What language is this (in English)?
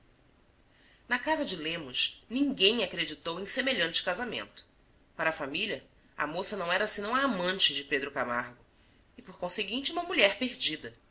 Portuguese